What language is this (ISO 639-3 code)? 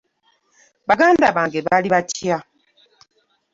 lug